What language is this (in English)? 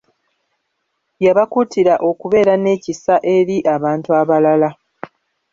Ganda